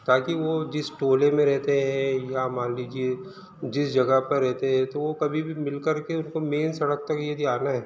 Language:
Hindi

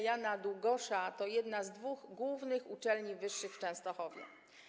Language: Polish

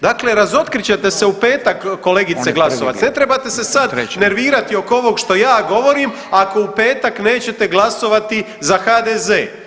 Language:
Croatian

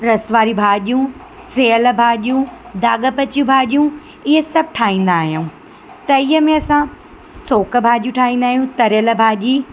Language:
Sindhi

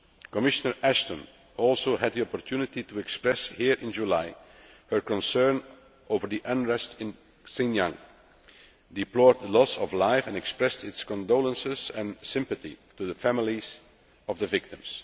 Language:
English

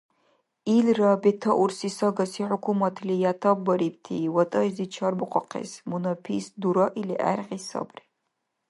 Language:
Dargwa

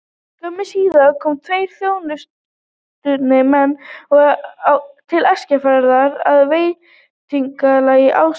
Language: Icelandic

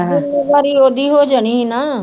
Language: Punjabi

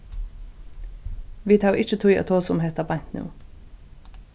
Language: Faroese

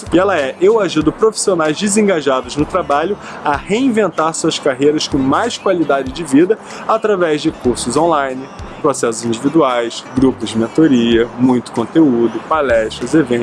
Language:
Portuguese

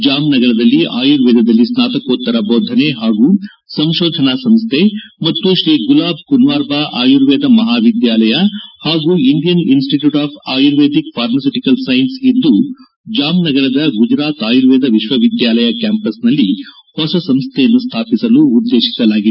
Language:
Kannada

